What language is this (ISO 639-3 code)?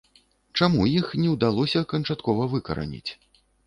bel